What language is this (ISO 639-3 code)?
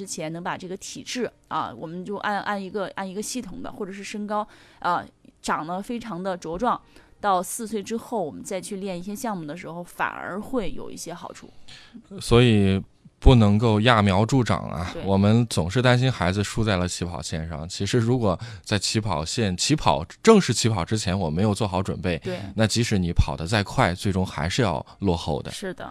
zho